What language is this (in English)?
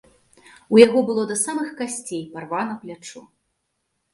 Belarusian